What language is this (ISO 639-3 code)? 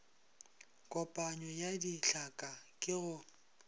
nso